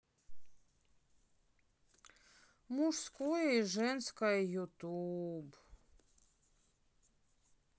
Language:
Russian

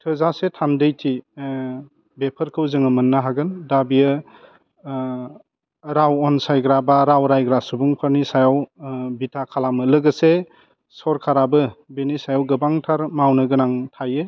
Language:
Bodo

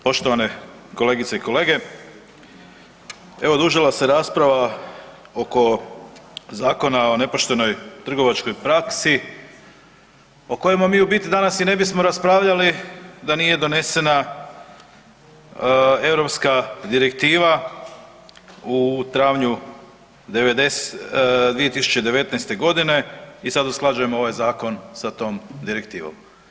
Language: Croatian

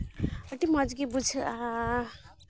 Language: Santali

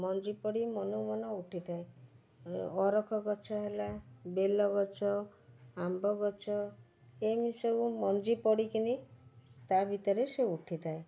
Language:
Odia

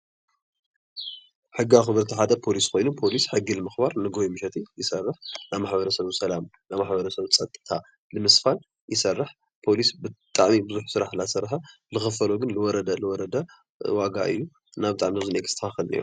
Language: Tigrinya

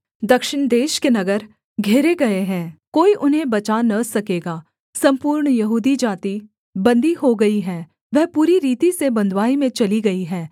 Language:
Hindi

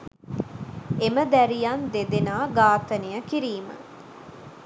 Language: Sinhala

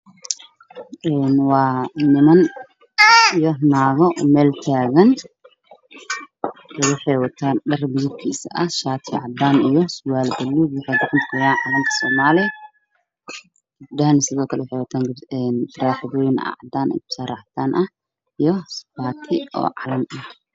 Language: Somali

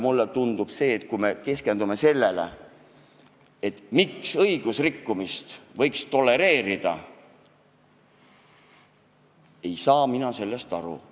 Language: Estonian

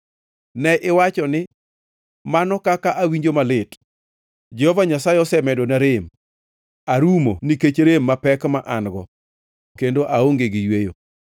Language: Luo (Kenya and Tanzania)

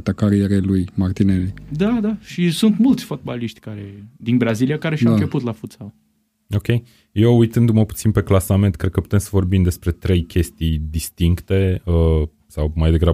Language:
Romanian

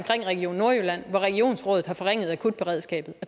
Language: Danish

